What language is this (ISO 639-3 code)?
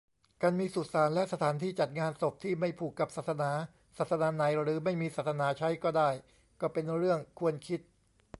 tha